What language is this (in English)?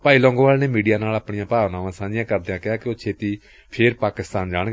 Punjabi